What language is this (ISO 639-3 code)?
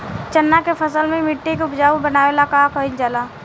bho